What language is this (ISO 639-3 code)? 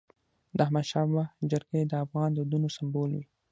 pus